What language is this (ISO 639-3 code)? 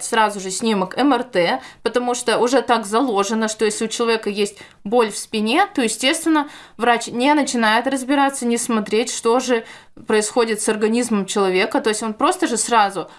rus